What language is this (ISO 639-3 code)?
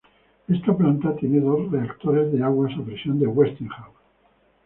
spa